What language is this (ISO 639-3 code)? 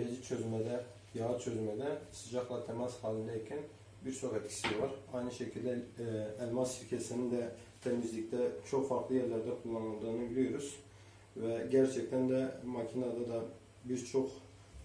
tur